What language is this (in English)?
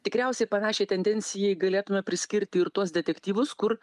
Lithuanian